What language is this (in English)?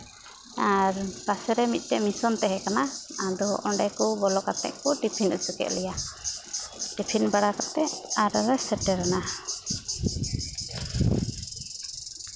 Santali